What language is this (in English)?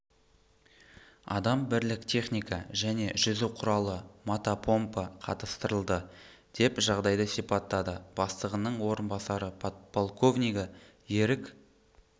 Kazakh